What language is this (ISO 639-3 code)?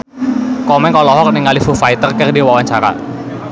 sun